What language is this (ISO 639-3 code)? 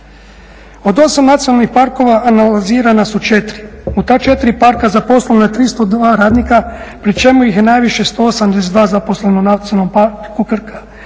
hrv